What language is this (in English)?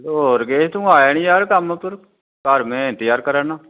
Dogri